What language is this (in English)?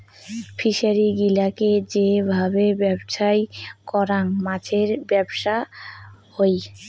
Bangla